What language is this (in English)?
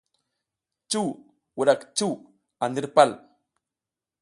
South Giziga